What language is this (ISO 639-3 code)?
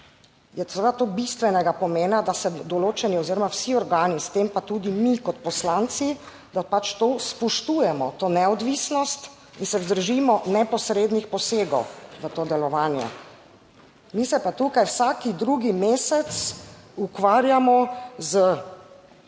slv